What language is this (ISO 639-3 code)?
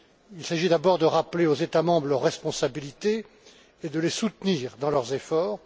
fra